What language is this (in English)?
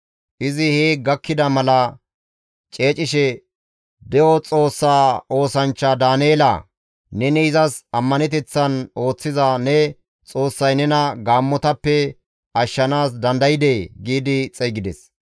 Gamo